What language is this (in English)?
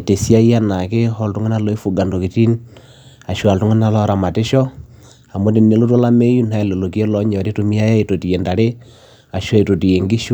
Masai